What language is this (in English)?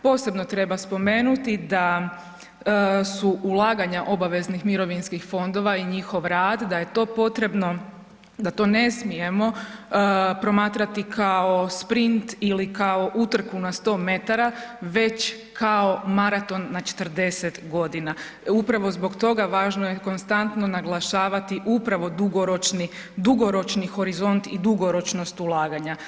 Croatian